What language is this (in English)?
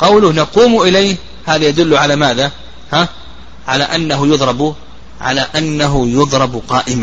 Arabic